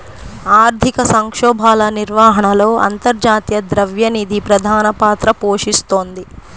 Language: Telugu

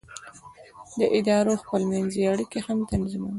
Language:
Pashto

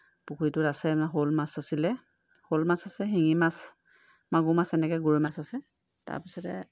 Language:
Assamese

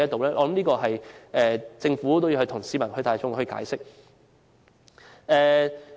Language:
Cantonese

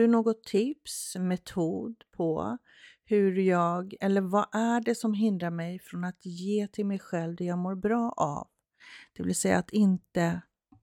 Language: Swedish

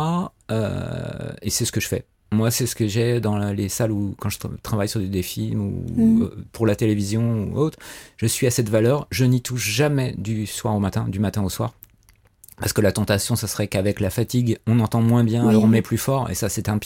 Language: French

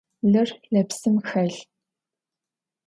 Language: Adyghe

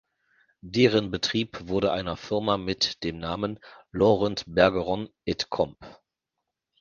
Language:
German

